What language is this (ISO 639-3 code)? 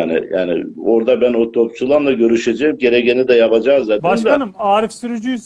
tur